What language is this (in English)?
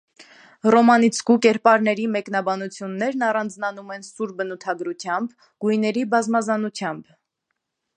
Armenian